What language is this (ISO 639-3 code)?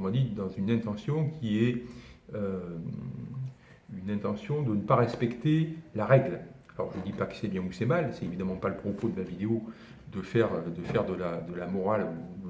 fra